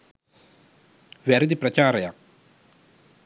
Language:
Sinhala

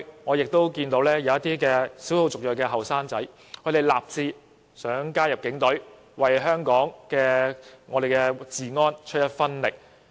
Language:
Cantonese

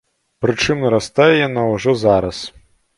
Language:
Belarusian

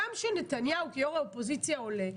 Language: Hebrew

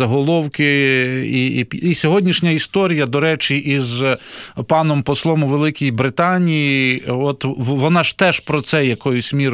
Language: Ukrainian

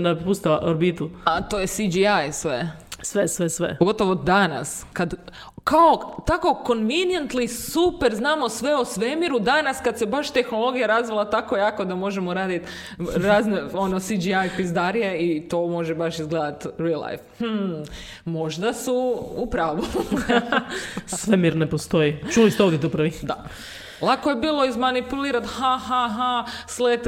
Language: Croatian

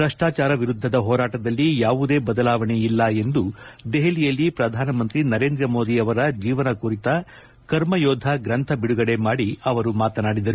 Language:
Kannada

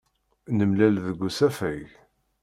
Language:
Kabyle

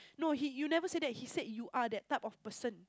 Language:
English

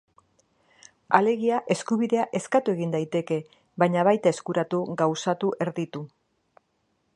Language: Basque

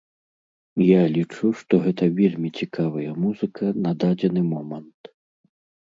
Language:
Belarusian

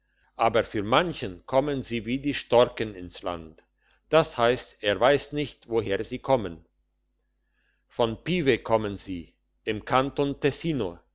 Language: German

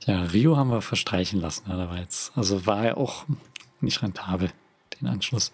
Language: German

